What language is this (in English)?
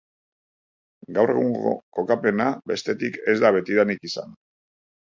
Basque